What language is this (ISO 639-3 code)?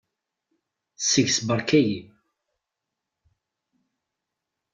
kab